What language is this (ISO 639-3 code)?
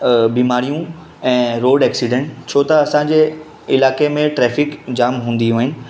snd